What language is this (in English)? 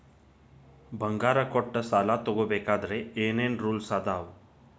Kannada